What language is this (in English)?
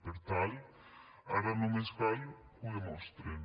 Catalan